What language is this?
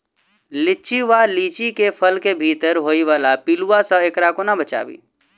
Maithili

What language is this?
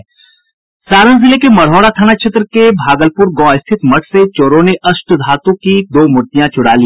Hindi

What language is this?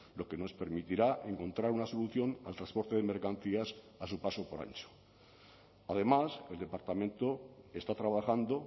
Spanish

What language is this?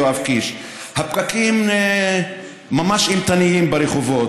Hebrew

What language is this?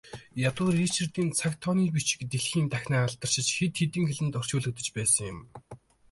Mongolian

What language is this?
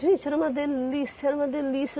Portuguese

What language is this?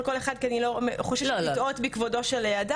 Hebrew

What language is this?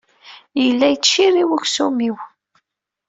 Kabyle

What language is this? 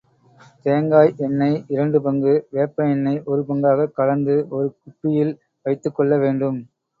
Tamil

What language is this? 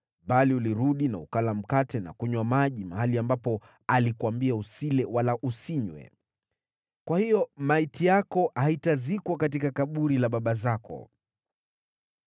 Swahili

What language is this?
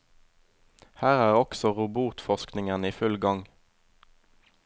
Norwegian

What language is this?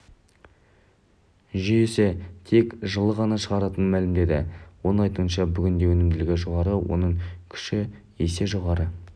Kazakh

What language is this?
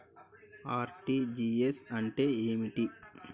Telugu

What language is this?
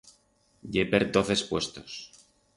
Aragonese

